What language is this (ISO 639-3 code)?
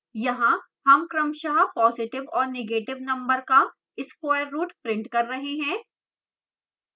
hin